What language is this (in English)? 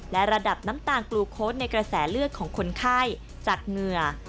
Thai